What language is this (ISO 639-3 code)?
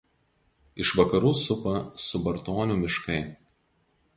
lit